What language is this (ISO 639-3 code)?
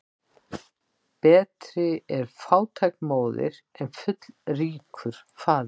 isl